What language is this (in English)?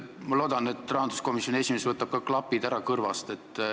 Estonian